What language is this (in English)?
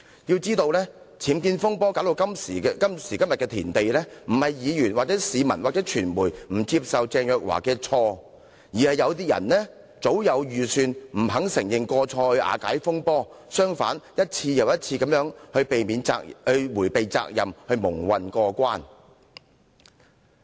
Cantonese